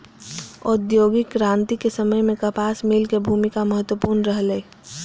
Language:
Maithili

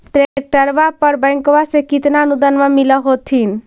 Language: Magahi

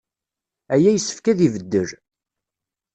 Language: Kabyle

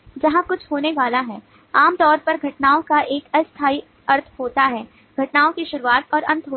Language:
Hindi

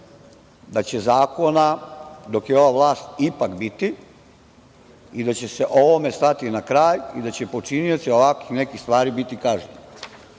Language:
Serbian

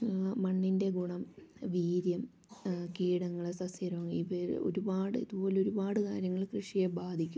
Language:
Malayalam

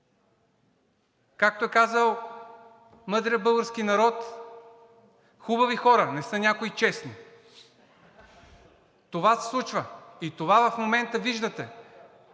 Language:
Bulgarian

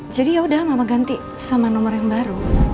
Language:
Indonesian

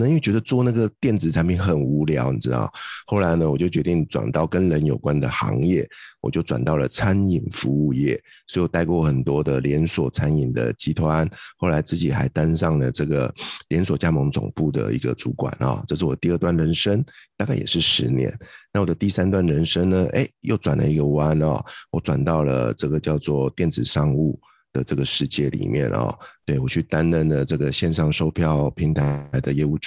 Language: Chinese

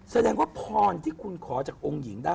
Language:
Thai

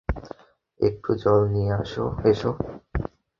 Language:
Bangla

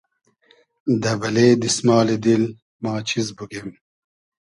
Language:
Hazaragi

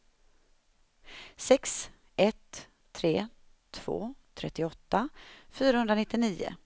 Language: Swedish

